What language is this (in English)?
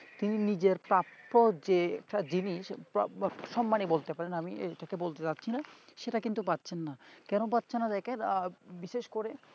Bangla